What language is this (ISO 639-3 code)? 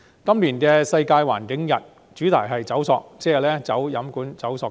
yue